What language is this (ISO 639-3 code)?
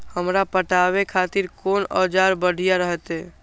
mai